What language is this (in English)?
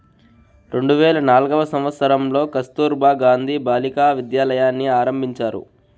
Telugu